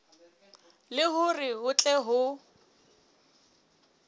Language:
Southern Sotho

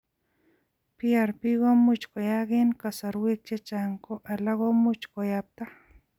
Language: Kalenjin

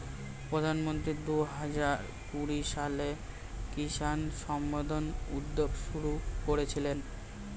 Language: Bangla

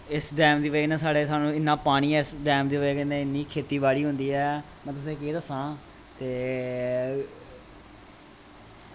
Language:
Dogri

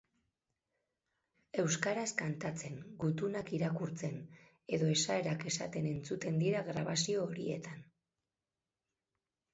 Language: Basque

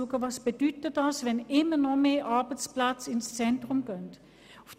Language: Swiss German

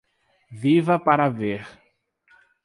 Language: Portuguese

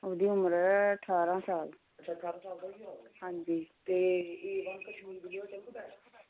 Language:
Dogri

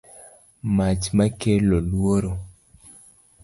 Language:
Luo (Kenya and Tanzania)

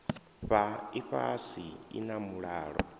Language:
Venda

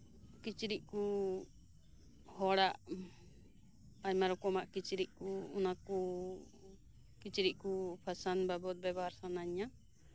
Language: Santali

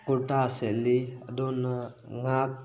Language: Manipuri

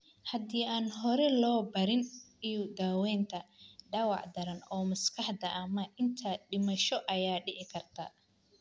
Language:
Somali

